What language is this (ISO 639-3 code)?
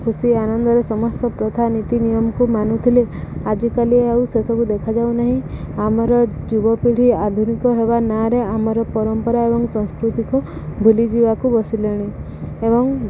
ori